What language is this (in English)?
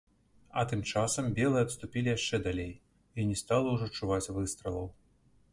Belarusian